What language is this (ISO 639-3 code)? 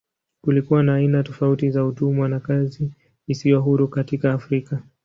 swa